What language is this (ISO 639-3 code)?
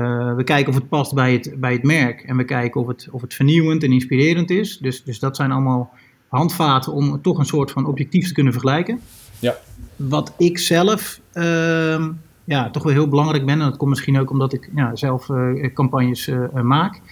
nld